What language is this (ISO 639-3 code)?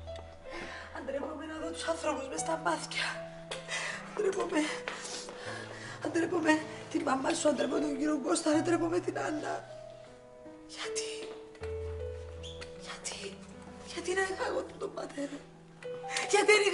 ell